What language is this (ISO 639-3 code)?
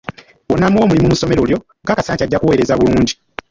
lug